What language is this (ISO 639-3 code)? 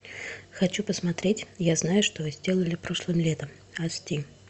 rus